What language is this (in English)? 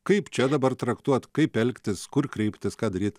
Lithuanian